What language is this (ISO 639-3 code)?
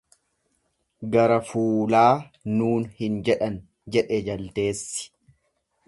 orm